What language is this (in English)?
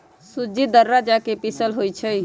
Magahi